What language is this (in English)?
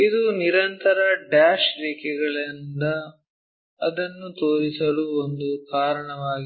Kannada